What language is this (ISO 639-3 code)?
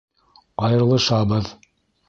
bak